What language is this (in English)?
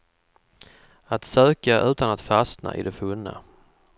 Swedish